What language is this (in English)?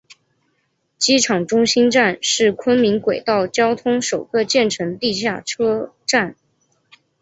Chinese